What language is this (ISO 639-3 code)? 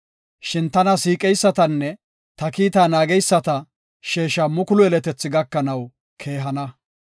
gof